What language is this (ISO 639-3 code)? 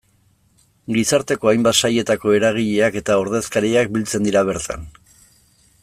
eus